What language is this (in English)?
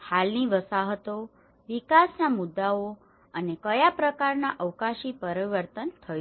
Gujarati